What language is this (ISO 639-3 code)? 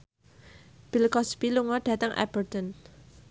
jav